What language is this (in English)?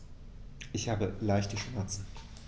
German